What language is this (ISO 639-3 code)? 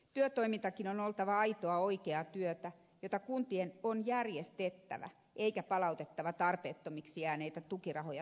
fin